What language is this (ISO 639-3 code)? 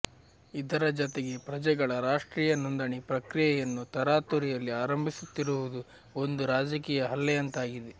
kan